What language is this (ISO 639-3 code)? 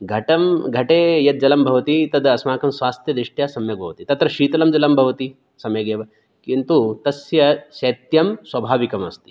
san